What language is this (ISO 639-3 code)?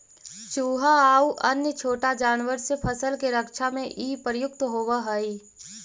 mag